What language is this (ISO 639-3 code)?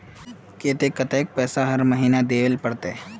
mag